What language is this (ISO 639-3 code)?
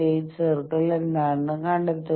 mal